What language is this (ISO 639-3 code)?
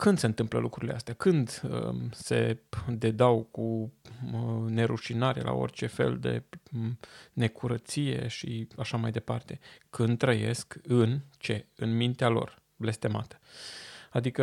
ron